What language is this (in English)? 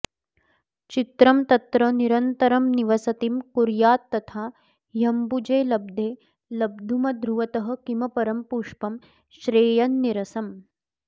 Sanskrit